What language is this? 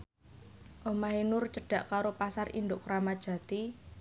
Javanese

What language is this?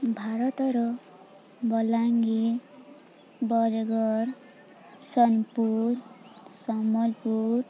Odia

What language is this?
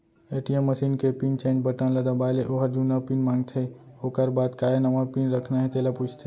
Chhattisgarhi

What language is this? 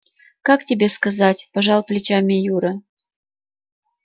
Russian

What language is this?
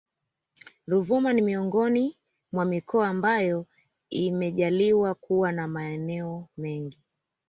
Swahili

